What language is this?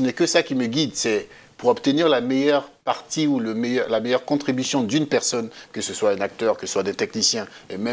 French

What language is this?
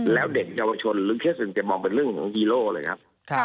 Thai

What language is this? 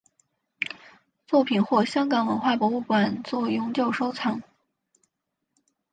Chinese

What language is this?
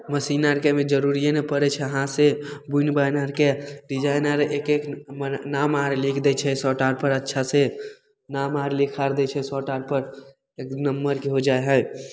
Maithili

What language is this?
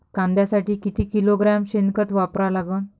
Marathi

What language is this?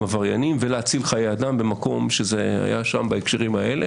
Hebrew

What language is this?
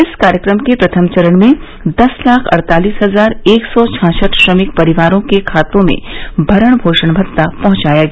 Hindi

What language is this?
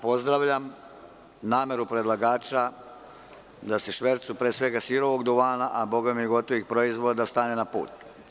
Serbian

